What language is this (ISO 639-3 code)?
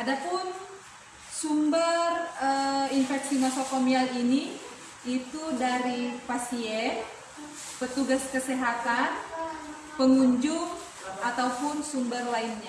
ind